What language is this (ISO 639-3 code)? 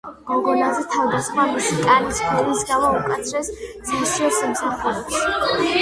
kat